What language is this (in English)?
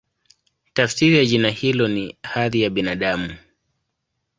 Swahili